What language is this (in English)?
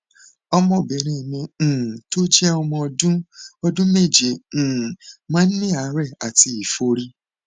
Yoruba